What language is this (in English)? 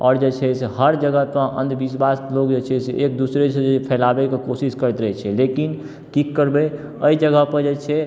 Maithili